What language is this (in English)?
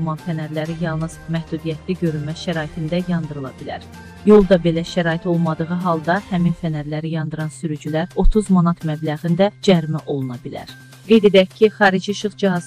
Turkish